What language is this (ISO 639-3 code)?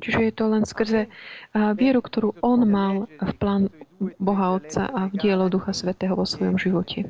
slk